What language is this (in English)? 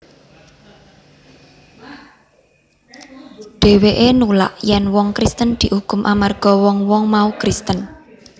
Javanese